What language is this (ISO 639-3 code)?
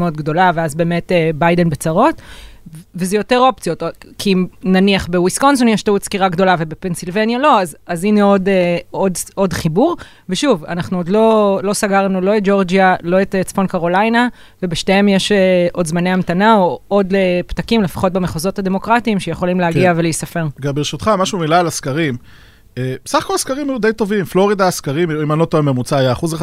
heb